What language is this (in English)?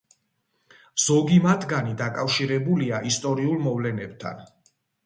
Georgian